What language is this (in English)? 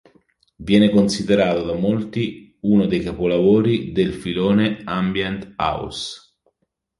Italian